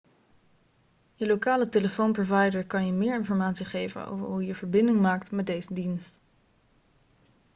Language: Dutch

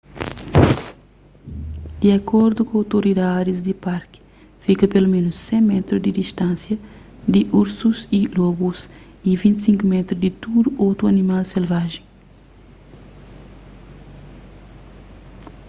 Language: Kabuverdianu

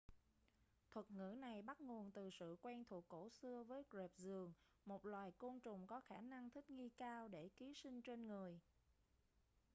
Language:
Vietnamese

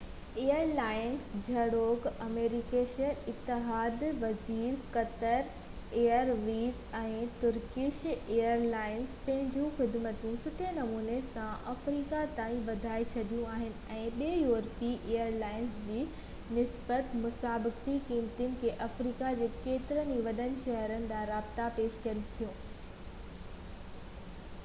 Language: Sindhi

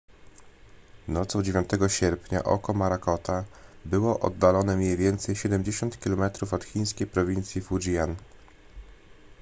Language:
Polish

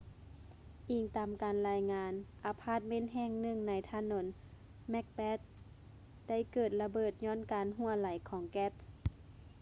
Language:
Lao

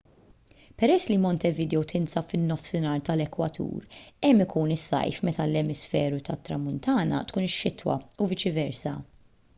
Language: Maltese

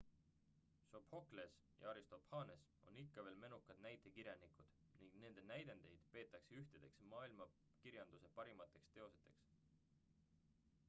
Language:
Estonian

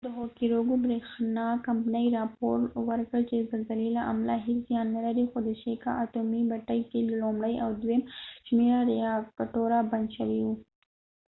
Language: Pashto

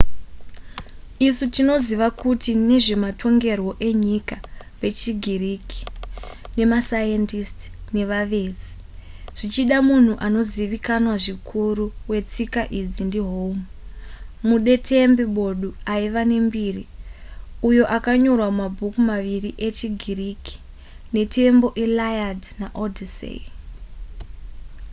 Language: Shona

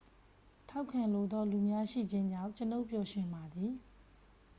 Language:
Burmese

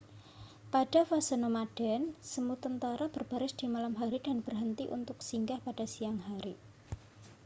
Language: Indonesian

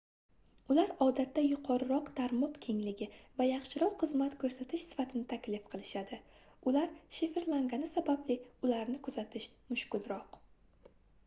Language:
Uzbek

